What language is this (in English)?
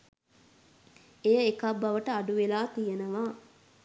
Sinhala